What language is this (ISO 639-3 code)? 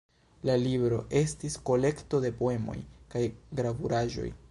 epo